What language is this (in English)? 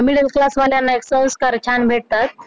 Marathi